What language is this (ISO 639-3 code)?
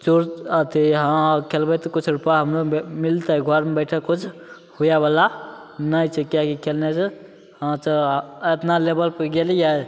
mai